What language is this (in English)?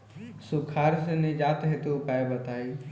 Bhojpuri